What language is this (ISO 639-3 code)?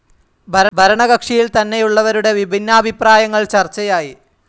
mal